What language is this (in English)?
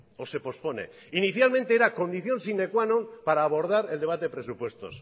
Spanish